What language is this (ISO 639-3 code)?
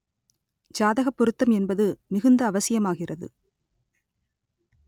tam